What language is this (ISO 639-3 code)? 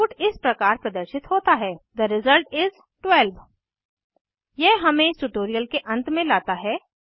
hin